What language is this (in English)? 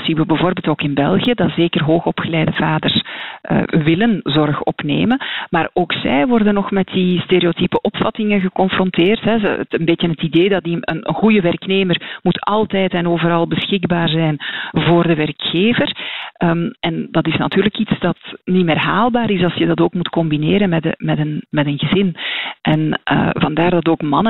Dutch